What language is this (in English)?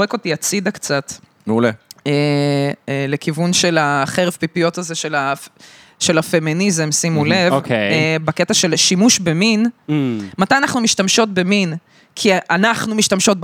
Hebrew